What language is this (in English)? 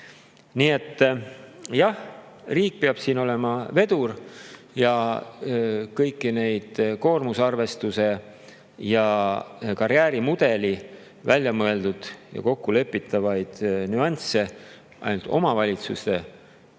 Estonian